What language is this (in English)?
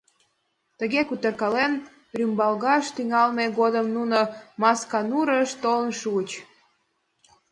Mari